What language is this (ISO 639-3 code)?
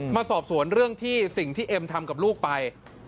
tha